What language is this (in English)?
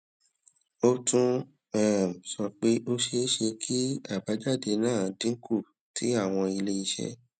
Yoruba